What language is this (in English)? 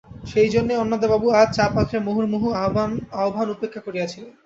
Bangla